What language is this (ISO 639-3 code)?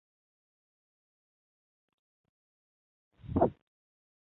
zho